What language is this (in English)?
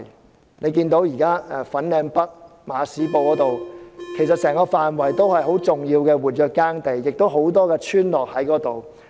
Cantonese